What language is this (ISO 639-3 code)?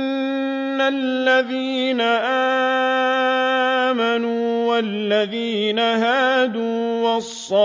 ara